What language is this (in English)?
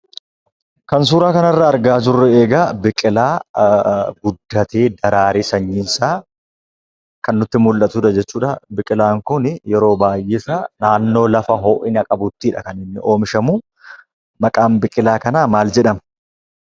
Oromo